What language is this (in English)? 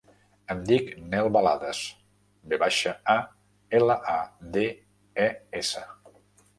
Catalan